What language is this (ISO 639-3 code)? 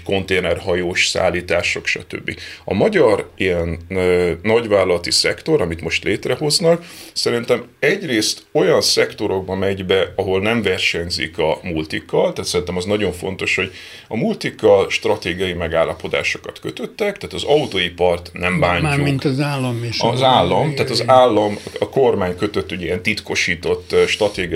hun